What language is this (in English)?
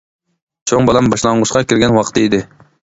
Uyghur